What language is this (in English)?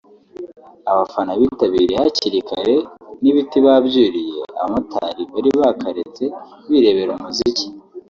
Kinyarwanda